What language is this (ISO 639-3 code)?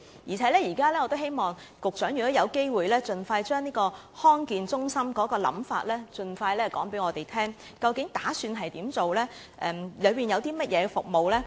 yue